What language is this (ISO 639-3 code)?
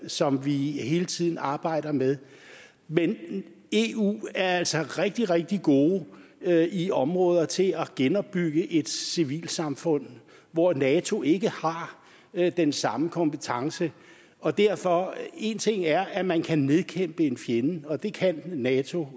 dan